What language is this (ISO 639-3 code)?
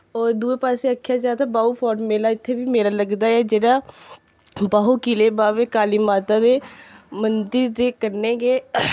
doi